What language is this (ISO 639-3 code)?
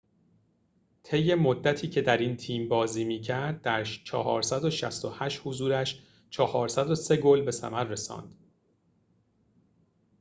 fas